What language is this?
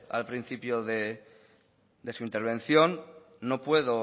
Spanish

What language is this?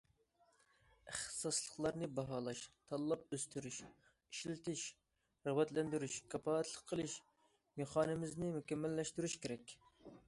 Uyghur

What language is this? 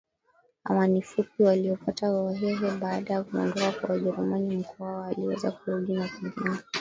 Swahili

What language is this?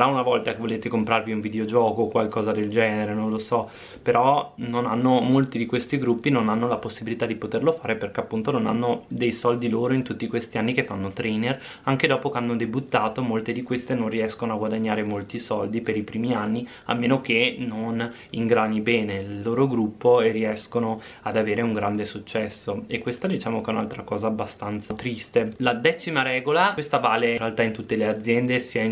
Italian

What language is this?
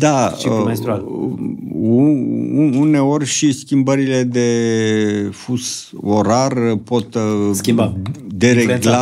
Romanian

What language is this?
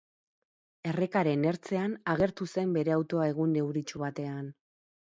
Basque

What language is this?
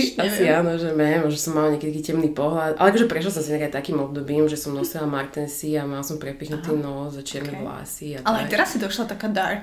Slovak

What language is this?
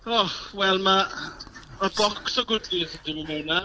Welsh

